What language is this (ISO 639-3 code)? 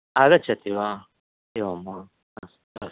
san